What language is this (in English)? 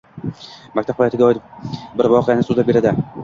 Uzbek